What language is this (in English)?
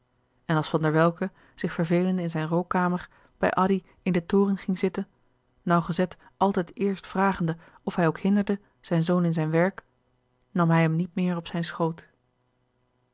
Dutch